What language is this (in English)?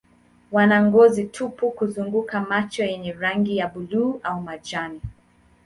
Swahili